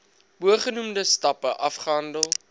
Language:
Afrikaans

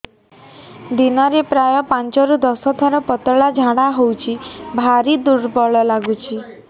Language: Odia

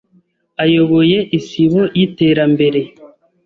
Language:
Kinyarwanda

